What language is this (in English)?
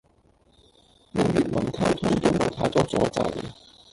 Cantonese